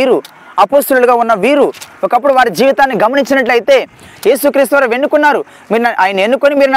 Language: Telugu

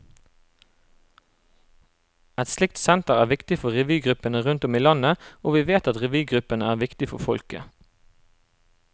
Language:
Norwegian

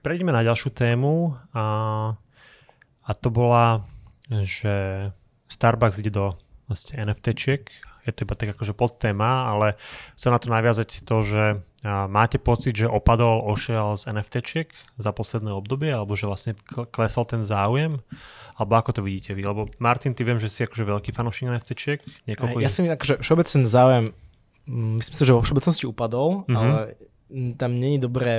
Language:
Slovak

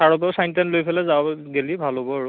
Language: Assamese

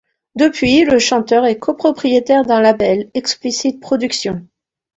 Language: French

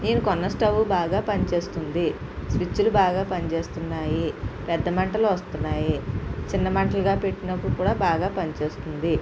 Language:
Telugu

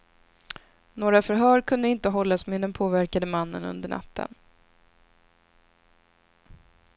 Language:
Swedish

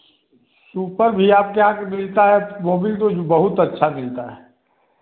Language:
Hindi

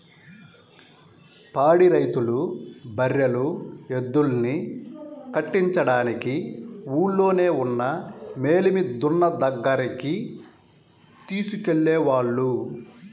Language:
Telugu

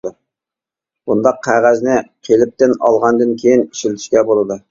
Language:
Uyghur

